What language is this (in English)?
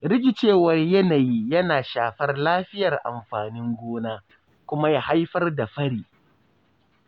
Hausa